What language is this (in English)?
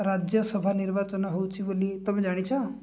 Odia